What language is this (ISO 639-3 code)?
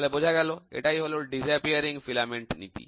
ben